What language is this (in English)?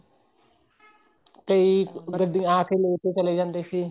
Punjabi